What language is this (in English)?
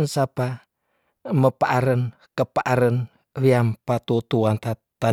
Tondano